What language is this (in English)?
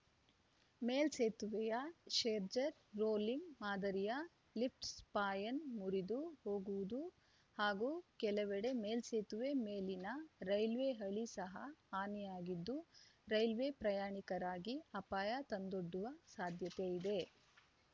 Kannada